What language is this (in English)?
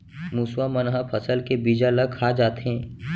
Chhattisgarhi